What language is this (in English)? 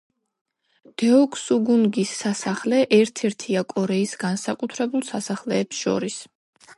Georgian